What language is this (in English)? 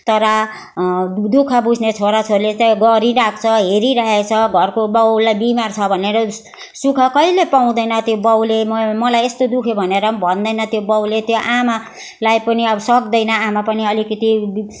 Nepali